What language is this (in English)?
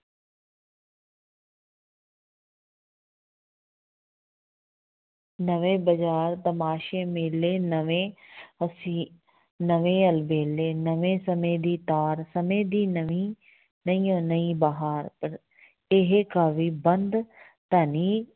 Punjabi